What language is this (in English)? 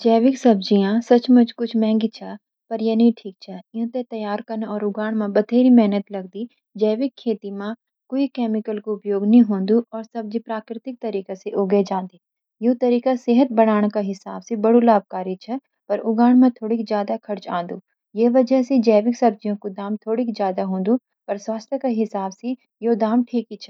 Garhwali